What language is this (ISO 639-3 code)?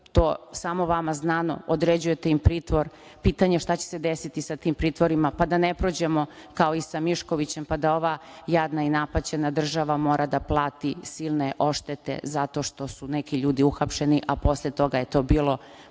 srp